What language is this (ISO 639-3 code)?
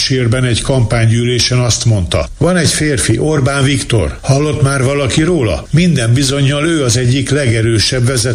hun